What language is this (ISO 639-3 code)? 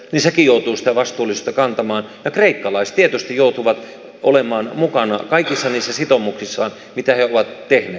fin